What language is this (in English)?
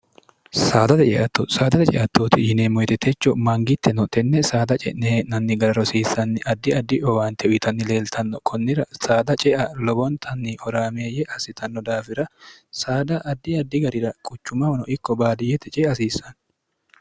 Sidamo